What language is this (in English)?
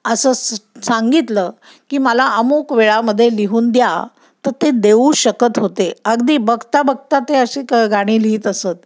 Marathi